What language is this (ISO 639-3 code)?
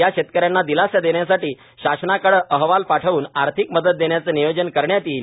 mar